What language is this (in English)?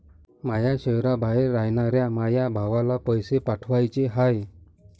Marathi